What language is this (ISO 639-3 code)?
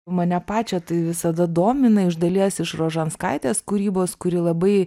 lit